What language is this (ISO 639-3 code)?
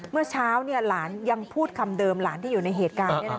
tha